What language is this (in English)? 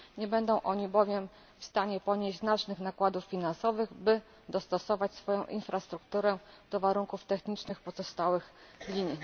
Polish